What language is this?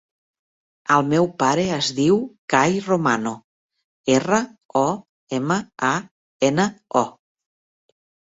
Catalan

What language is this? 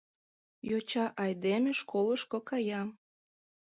Mari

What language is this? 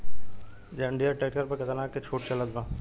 Bhojpuri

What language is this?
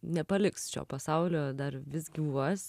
Lithuanian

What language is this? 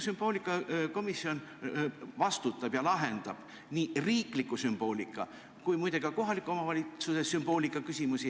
Estonian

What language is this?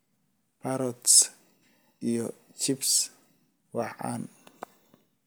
Somali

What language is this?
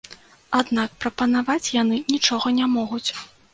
Belarusian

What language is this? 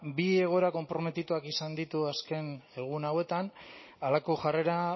Basque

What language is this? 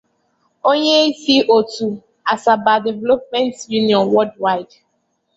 Igbo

